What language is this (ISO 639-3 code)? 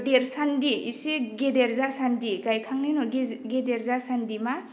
brx